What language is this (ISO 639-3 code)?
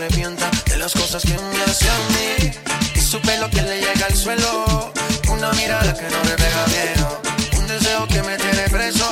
slk